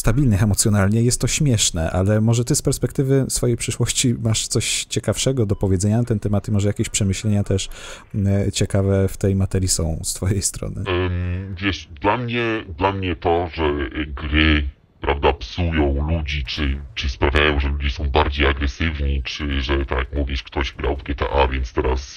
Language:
Polish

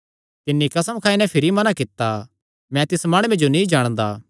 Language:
Kangri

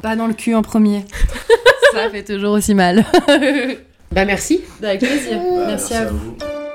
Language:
French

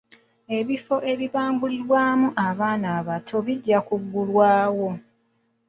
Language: Ganda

